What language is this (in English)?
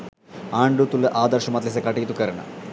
Sinhala